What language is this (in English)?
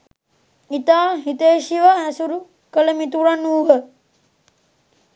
Sinhala